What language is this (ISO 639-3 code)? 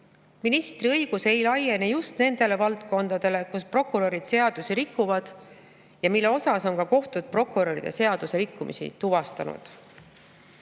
est